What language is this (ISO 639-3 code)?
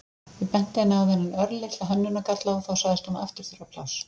isl